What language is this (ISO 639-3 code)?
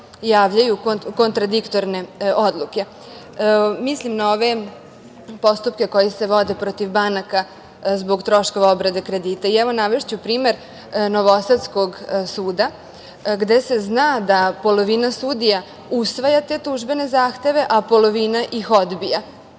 srp